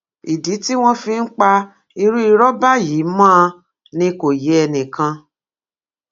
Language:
Yoruba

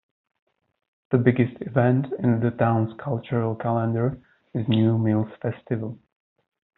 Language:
English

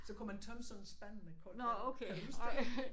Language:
Danish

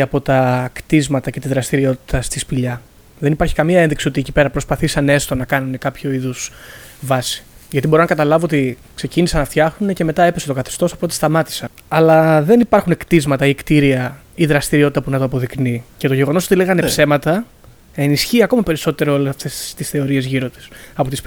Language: Greek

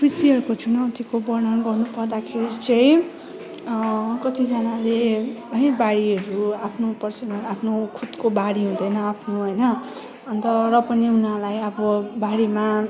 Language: Nepali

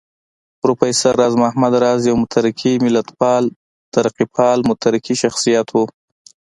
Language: Pashto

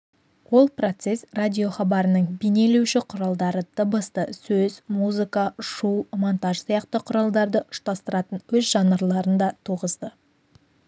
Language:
Kazakh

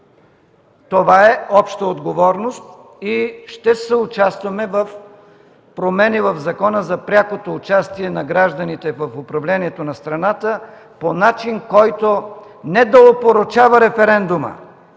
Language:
Bulgarian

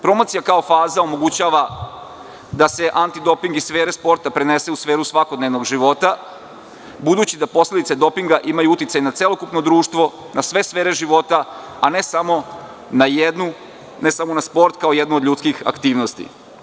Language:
Serbian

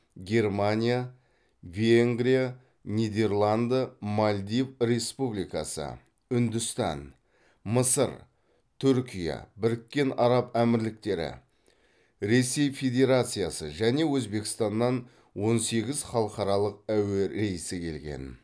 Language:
Kazakh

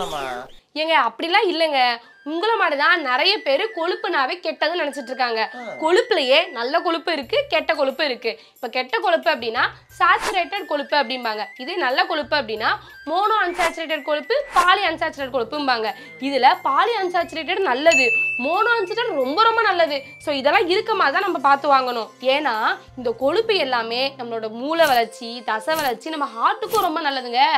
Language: Turkish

